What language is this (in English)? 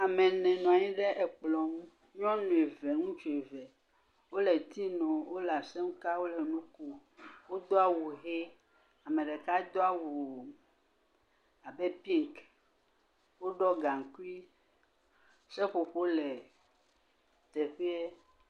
Ewe